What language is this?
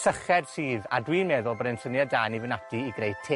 Welsh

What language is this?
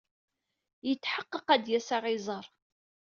Kabyle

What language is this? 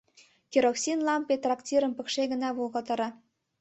Mari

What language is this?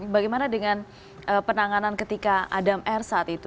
Indonesian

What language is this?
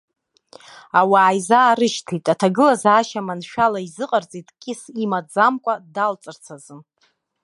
Abkhazian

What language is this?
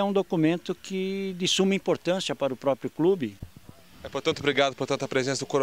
Portuguese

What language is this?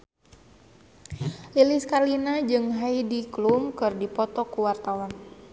Sundanese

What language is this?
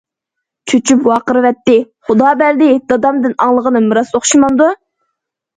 Uyghur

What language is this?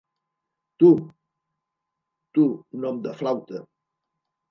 Catalan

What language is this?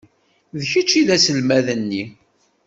Kabyle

